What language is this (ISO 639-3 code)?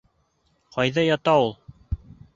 bak